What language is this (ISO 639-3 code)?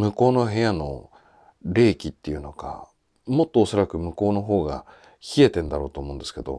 jpn